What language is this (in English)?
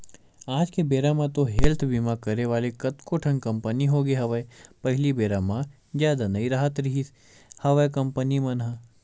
Chhattisgarhi